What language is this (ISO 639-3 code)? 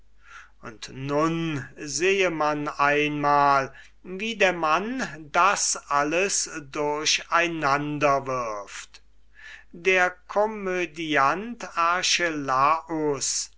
deu